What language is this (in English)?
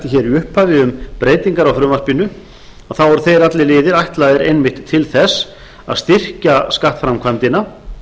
Icelandic